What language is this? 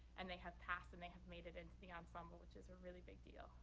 English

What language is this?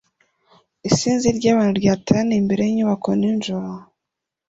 Kinyarwanda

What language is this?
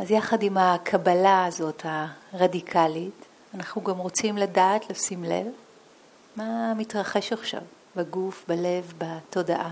Hebrew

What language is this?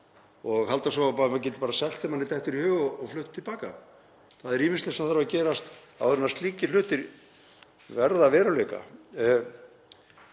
Icelandic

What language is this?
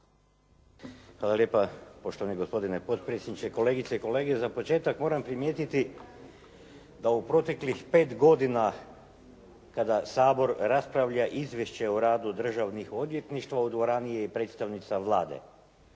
Croatian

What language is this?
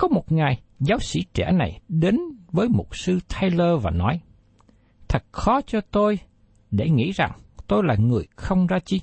Vietnamese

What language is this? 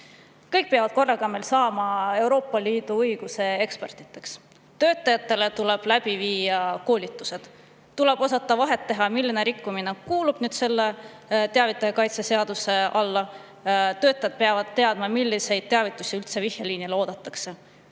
Estonian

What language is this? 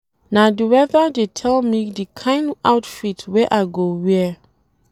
Nigerian Pidgin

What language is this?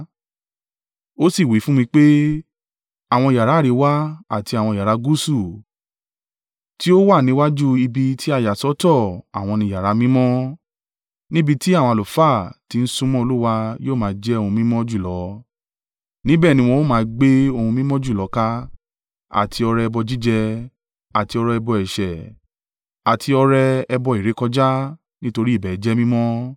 Yoruba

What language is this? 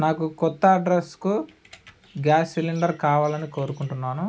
Telugu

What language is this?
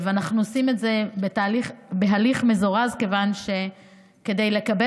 Hebrew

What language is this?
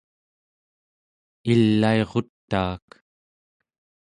Central Yupik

